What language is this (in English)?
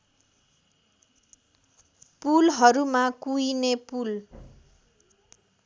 Nepali